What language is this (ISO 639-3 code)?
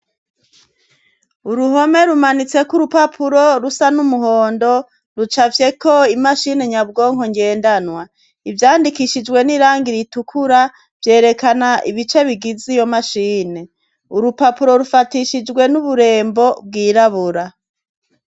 run